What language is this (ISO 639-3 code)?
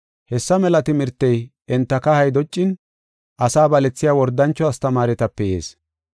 gof